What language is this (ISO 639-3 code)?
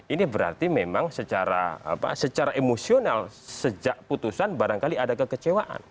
ind